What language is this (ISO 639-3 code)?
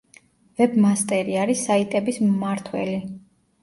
kat